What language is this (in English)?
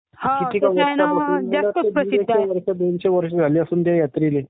Marathi